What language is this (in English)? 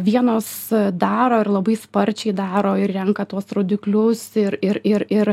Lithuanian